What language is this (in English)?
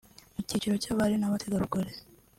Kinyarwanda